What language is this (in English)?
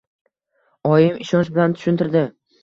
Uzbek